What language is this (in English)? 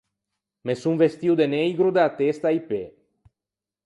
Ligurian